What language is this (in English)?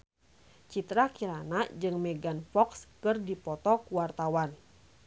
Sundanese